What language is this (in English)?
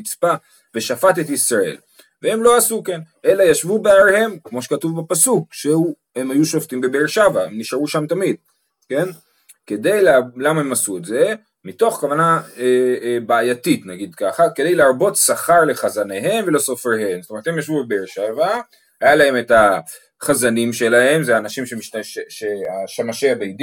Hebrew